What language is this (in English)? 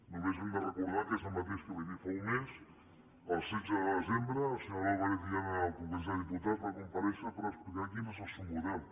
Catalan